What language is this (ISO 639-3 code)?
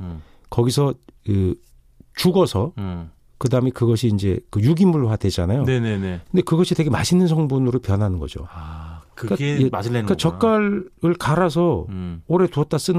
kor